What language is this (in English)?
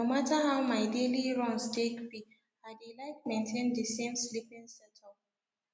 Nigerian Pidgin